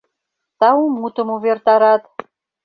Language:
Mari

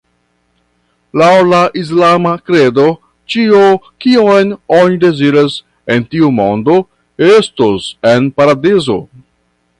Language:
Esperanto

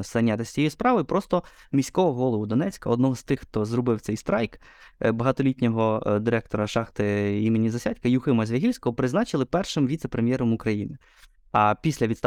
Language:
Ukrainian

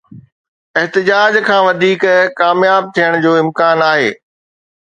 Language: Sindhi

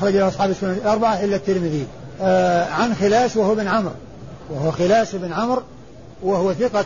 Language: Arabic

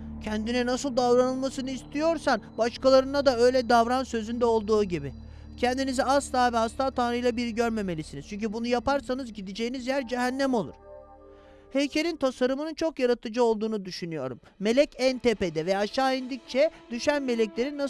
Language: Turkish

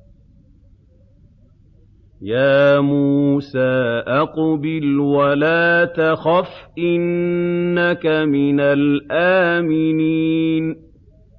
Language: Arabic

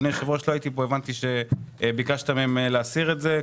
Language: Hebrew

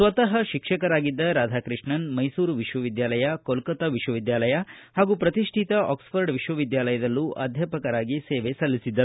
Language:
Kannada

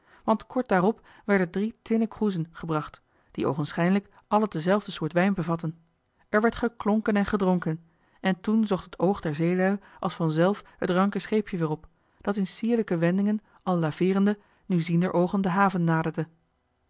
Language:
Dutch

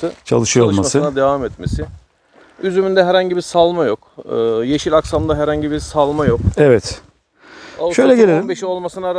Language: Turkish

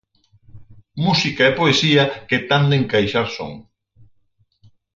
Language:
Galician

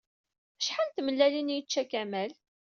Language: Kabyle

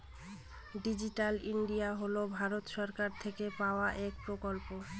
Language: Bangla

